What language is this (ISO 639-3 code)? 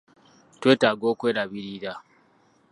lug